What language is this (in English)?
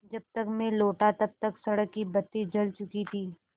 Hindi